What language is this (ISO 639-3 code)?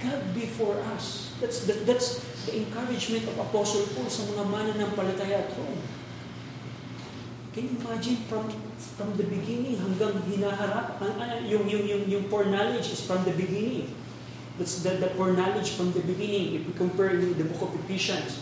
fil